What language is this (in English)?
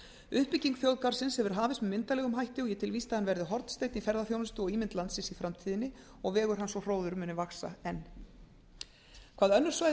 Icelandic